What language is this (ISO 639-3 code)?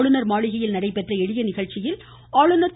tam